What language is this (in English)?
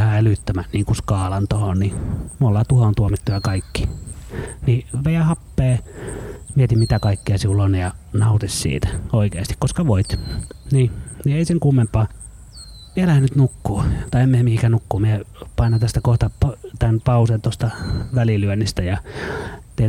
Finnish